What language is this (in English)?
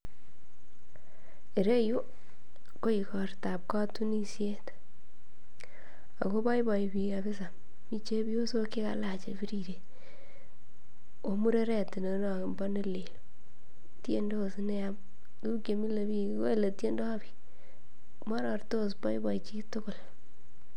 Kalenjin